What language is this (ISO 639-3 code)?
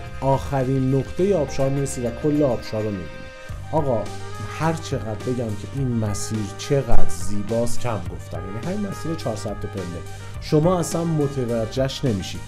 fas